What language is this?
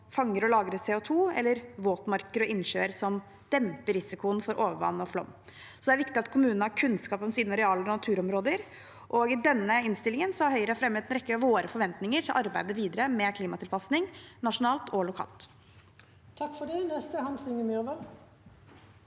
Norwegian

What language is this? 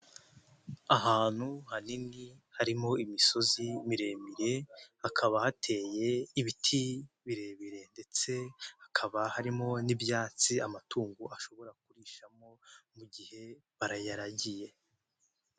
Kinyarwanda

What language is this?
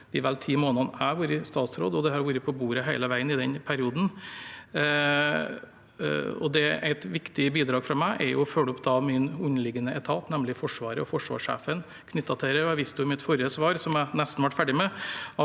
Norwegian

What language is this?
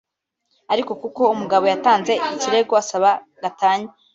Kinyarwanda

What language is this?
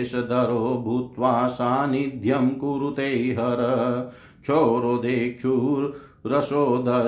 Hindi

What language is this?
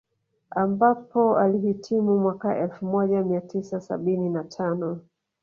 Swahili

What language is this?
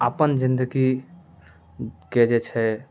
Maithili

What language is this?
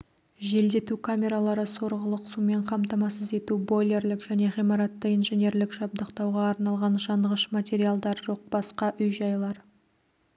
Kazakh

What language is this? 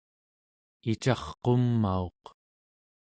Central Yupik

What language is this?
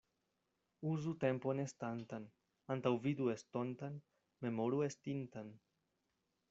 Esperanto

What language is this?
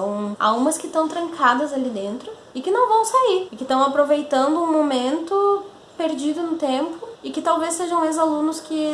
Portuguese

